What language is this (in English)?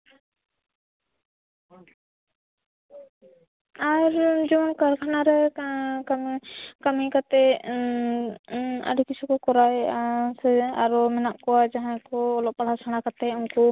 Santali